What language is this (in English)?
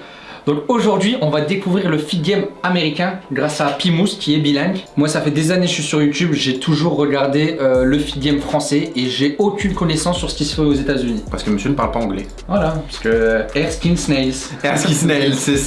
French